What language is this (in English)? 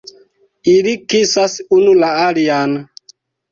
Esperanto